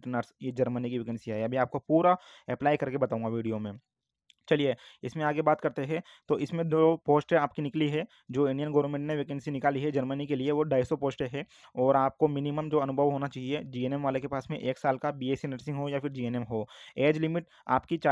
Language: Hindi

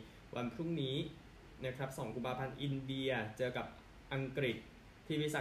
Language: Thai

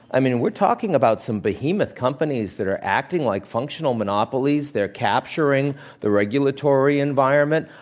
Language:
English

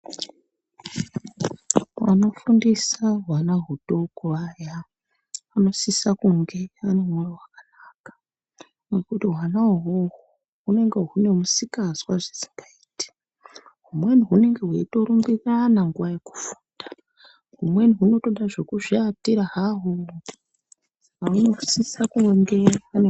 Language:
Ndau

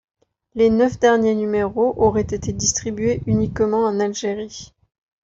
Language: French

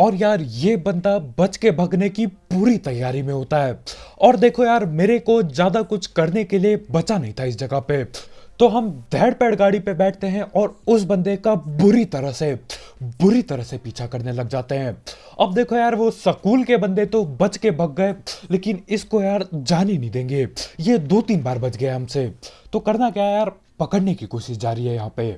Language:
Hindi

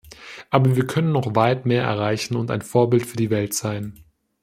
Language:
German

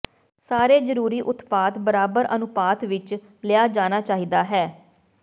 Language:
Punjabi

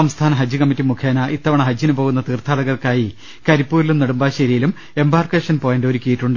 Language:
Malayalam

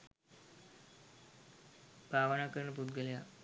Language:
Sinhala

